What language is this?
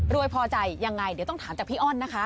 Thai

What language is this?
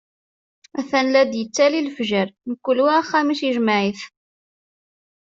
Kabyle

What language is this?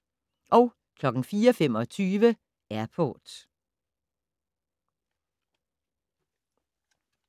Danish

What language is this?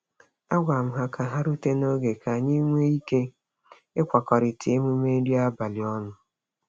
Igbo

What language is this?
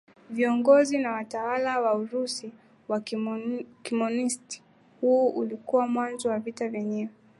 Swahili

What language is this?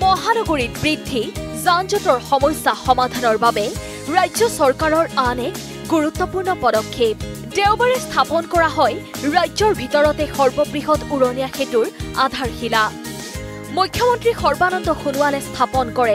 Hindi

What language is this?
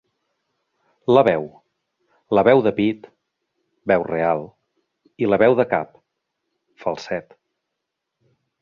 Catalan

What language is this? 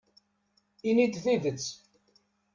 Kabyle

